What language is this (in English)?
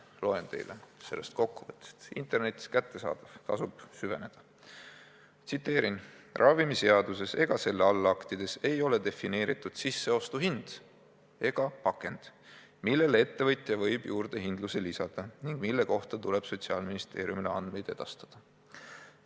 Estonian